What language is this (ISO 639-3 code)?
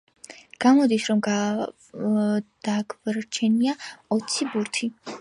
kat